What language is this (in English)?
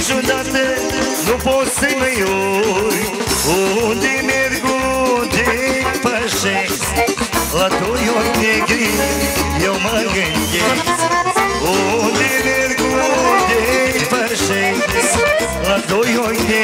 Romanian